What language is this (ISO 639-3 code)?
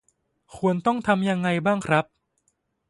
tha